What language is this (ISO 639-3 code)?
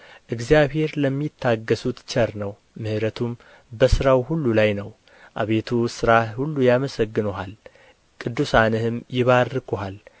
amh